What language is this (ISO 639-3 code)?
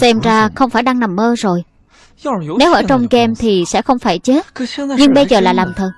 vie